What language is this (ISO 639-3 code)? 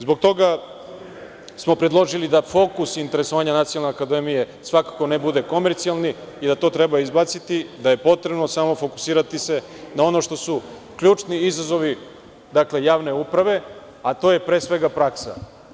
srp